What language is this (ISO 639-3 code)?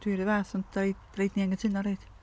cym